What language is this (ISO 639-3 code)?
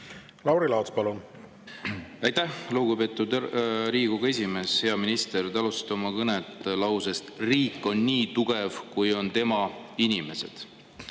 est